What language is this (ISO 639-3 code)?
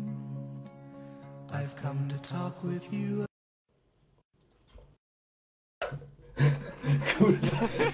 pol